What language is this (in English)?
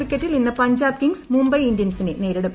Malayalam